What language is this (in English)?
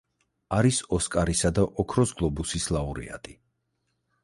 Georgian